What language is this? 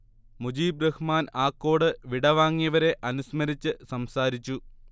Malayalam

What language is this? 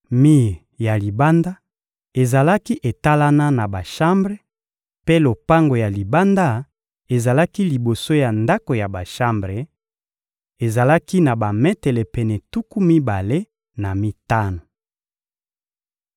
Lingala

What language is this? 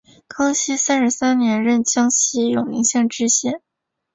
Chinese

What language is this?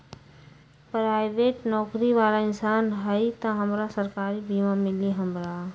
Magahi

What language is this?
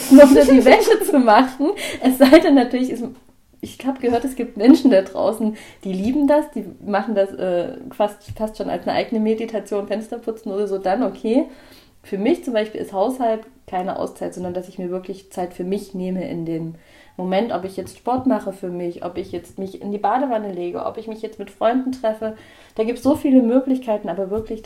German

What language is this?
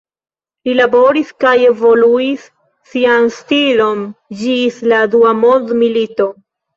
Esperanto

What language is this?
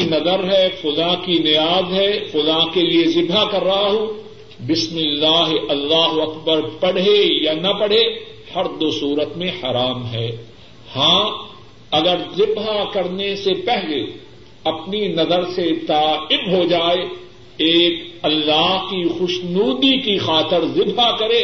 Urdu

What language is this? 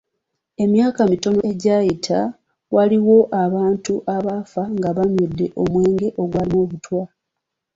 Ganda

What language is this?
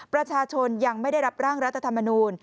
Thai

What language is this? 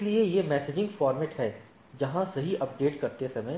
Hindi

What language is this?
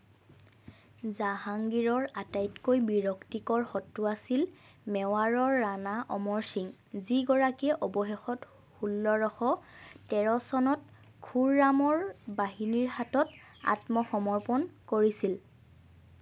Assamese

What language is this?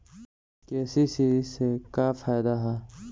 Bhojpuri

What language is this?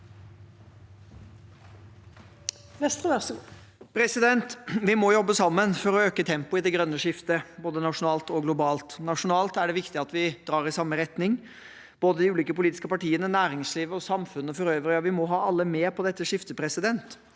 Norwegian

